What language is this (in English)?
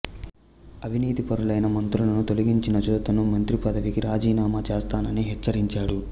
Telugu